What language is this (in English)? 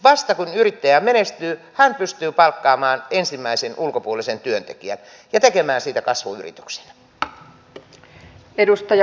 Finnish